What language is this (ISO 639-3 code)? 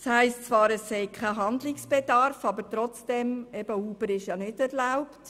gsw